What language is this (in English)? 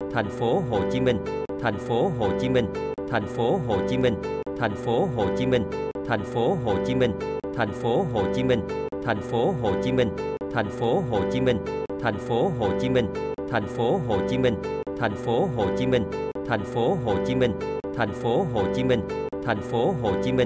Vietnamese